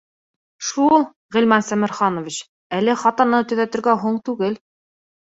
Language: Bashkir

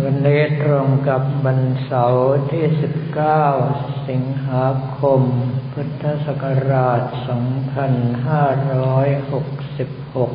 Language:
Thai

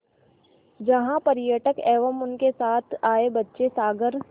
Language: Hindi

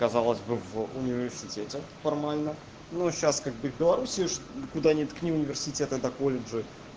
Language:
Russian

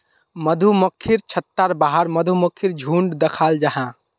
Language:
Magahi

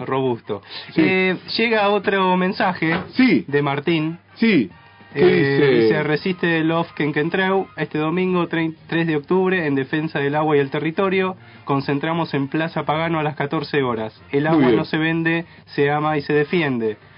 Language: Spanish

